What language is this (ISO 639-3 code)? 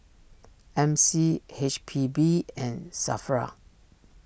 eng